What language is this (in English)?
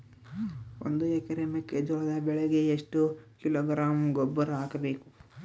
Kannada